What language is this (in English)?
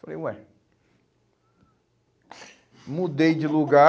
Portuguese